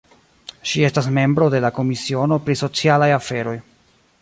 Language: Esperanto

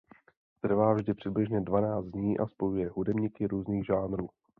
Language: Czech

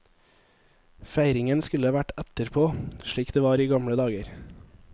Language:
Norwegian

